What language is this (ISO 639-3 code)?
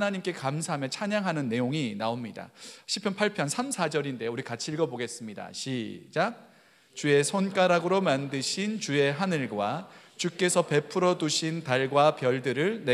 kor